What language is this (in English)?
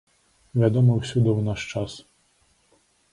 Belarusian